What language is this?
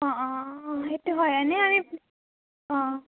Assamese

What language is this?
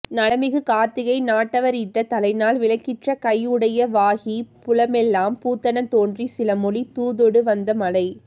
Tamil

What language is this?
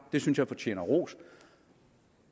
Danish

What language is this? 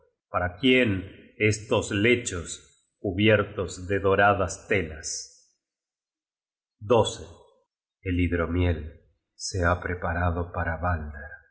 Spanish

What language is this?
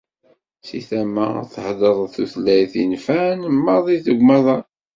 Kabyle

